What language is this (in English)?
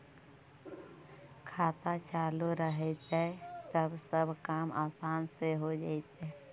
Magahi